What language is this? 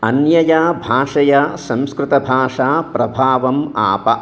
Sanskrit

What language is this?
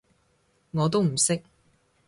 Cantonese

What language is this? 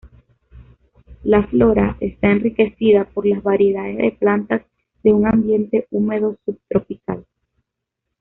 Spanish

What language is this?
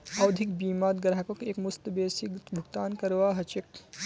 Magahi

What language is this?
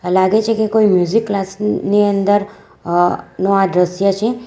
Gujarati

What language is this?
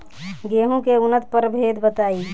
Bhojpuri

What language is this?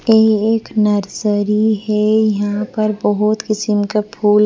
Hindi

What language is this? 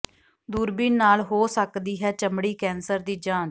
Punjabi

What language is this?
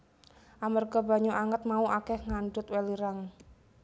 Javanese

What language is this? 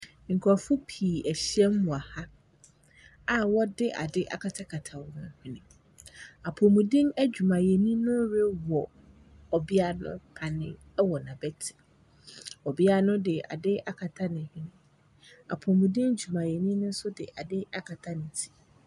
Akan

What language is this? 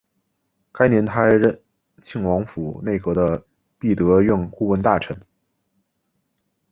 Chinese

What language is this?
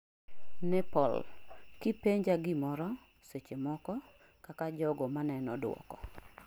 Luo (Kenya and Tanzania)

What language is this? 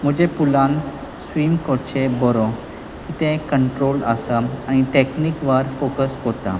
Konkani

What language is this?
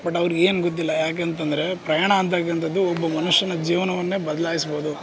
Kannada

